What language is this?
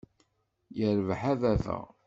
Kabyle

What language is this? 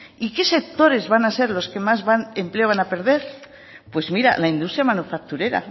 Spanish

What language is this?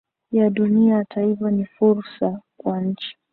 Swahili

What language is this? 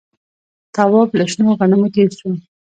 Pashto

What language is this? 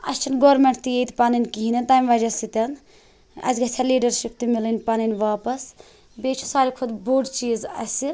Kashmiri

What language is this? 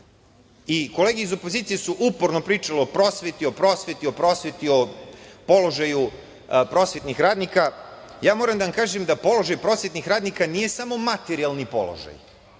Serbian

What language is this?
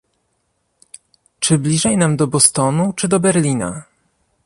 Polish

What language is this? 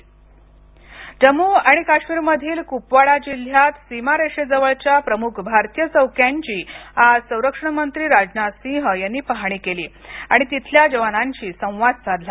Marathi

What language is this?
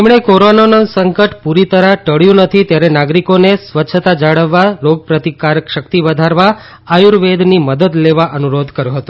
Gujarati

